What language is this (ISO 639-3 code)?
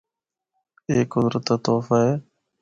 hno